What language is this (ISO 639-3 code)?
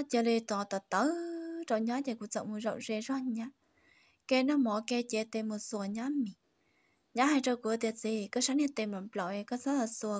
vie